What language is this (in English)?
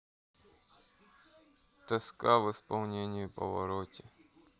Russian